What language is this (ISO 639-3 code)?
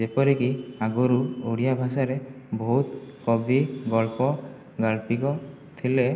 ori